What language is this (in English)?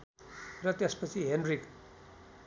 Nepali